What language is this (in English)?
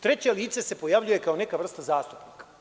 Serbian